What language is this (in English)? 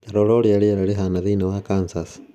Kikuyu